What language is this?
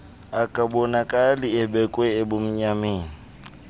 Xhosa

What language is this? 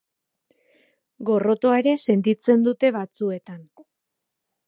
Basque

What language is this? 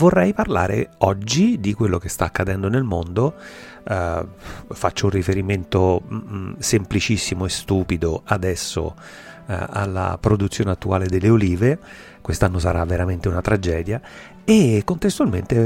Italian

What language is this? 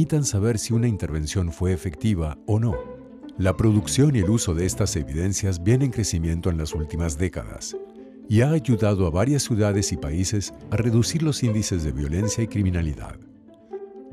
Spanish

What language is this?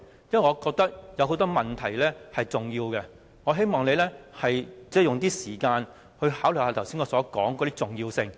Cantonese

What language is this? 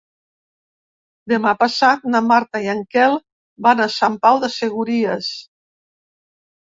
Catalan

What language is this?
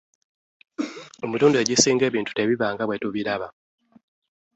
Ganda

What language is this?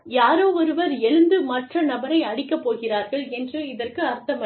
Tamil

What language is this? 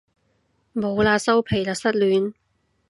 Cantonese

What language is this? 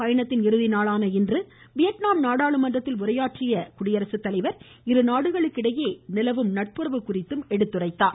Tamil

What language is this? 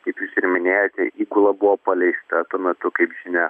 Lithuanian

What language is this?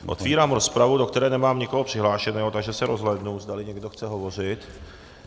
Czech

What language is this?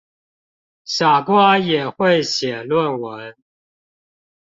Chinese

